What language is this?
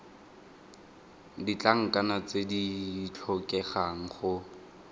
Tswana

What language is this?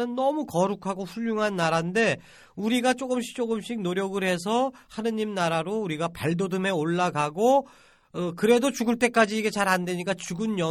Korean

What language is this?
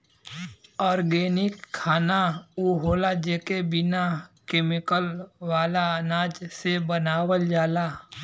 Bhojpuri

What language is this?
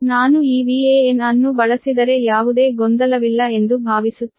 Kannada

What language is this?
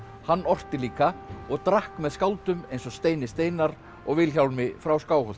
Icelandic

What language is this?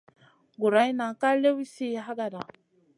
Masana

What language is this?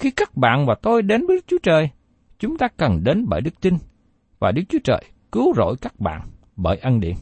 Vietnamese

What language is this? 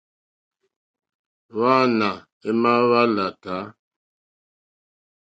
Mokpwe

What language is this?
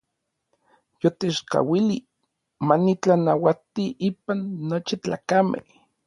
Orizaba Nahuatl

